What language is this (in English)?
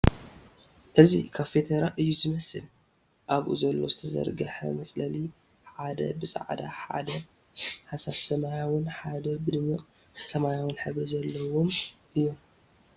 Tigrinya